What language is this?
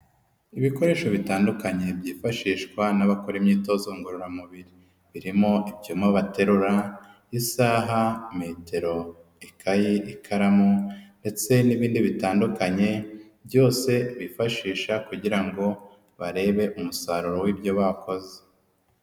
Kinyarwanda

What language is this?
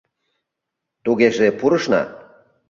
Mari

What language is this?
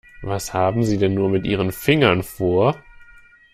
German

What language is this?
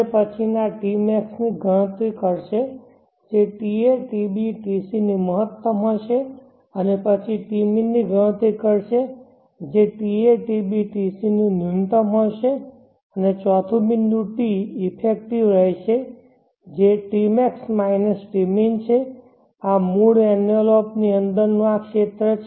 Gujarati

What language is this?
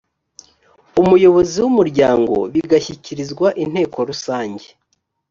Kinyarwanda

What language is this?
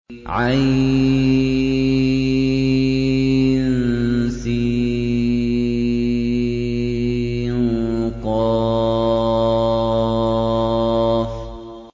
Arabic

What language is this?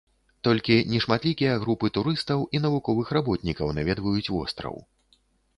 Belarusian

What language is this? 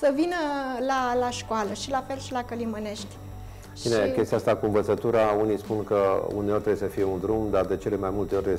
Romanian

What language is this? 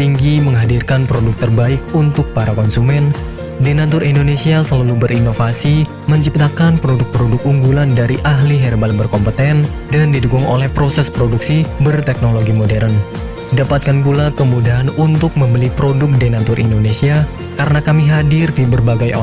Indonesian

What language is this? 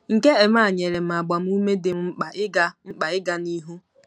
Igbo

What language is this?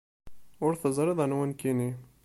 Kabyle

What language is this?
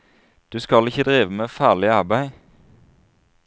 Norwegian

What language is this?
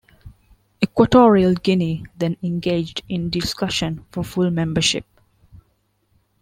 English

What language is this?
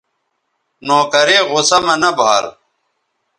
Bateri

